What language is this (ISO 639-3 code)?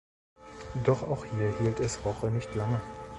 deu